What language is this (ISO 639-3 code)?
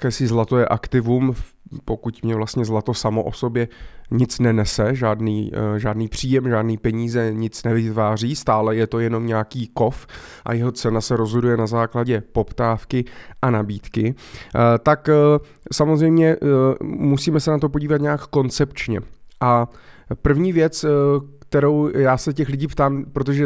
ces